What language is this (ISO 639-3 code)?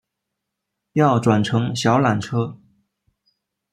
zho